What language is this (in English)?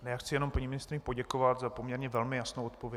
Czech